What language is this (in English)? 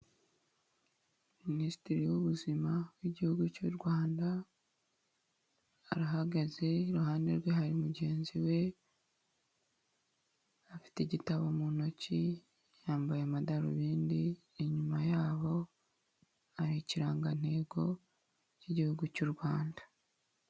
Kinyarwanda